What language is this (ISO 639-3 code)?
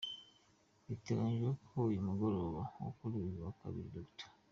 kin